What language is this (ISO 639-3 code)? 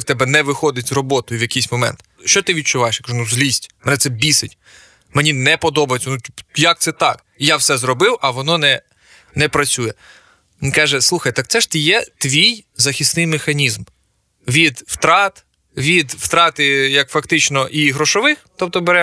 ukr